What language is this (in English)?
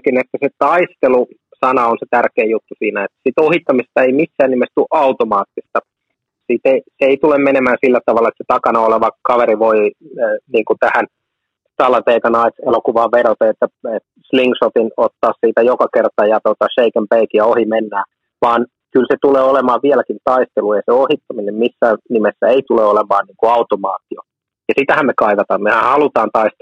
Finnish